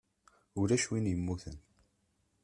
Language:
Kabyle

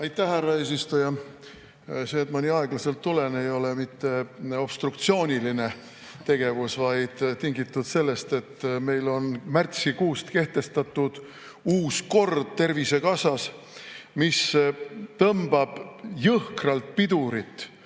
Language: Estonian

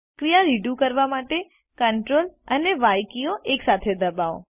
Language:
Gujarati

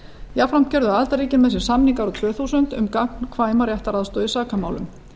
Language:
Icelandic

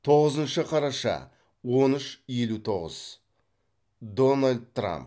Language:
Kazakh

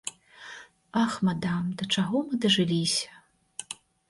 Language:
Belarusian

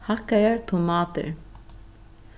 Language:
Faroese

